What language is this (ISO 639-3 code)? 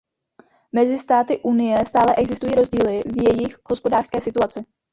ces